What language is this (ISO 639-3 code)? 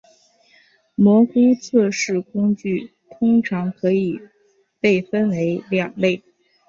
zho